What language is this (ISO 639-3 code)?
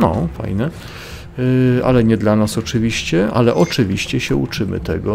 pol